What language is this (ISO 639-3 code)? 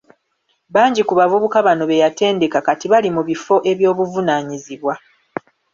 lug